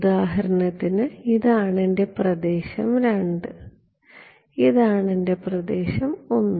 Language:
Malayalam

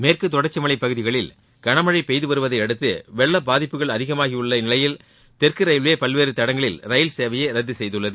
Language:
Tamil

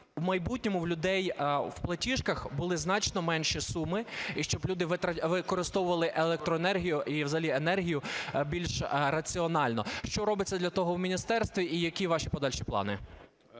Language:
Ukrainian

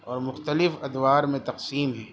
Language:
Urdu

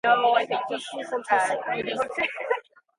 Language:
Irish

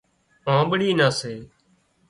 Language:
Wadiyara Koli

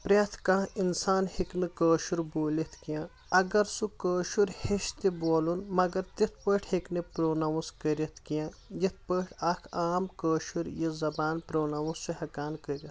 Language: Kashmiri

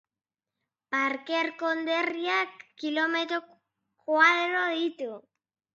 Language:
Basque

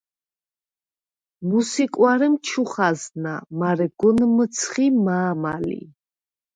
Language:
Svan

